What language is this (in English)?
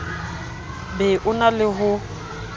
Southern Sotho